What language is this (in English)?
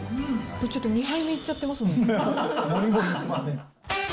Japanese